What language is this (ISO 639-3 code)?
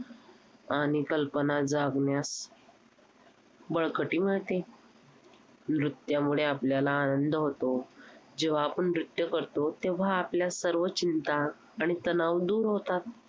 mar